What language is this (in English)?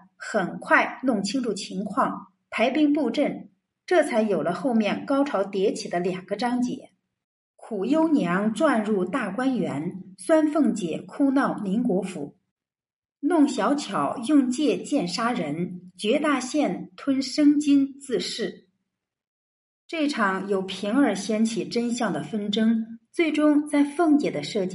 Chinese